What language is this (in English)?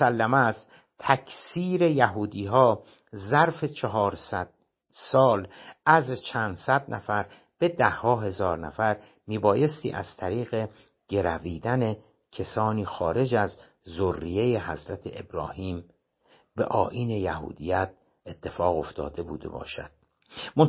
Persian